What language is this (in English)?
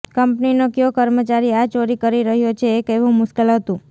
Gujarati